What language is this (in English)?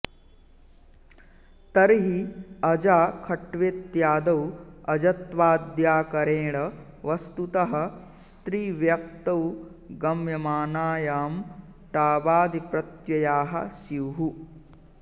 Sanskrit